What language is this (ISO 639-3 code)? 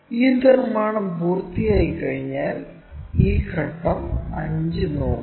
mal